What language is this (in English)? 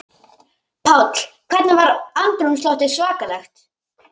Icelandic